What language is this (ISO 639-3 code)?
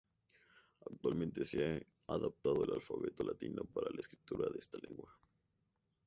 spa